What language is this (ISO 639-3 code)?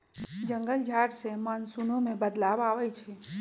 mag